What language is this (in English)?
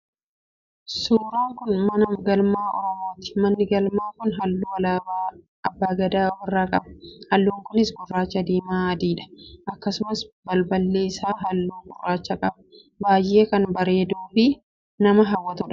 Oromo